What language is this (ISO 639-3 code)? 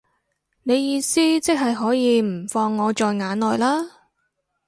yue